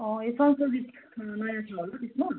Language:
Nepali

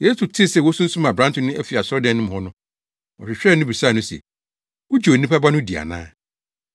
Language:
Akan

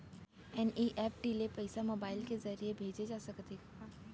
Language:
Chhattisgarhi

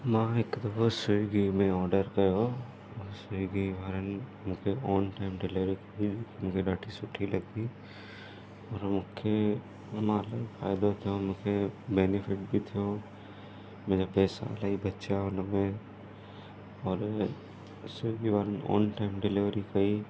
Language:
Sindhi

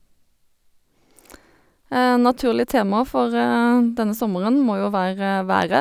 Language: Norwegian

